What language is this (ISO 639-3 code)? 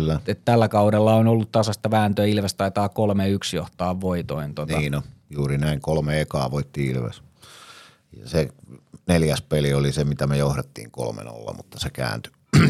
fin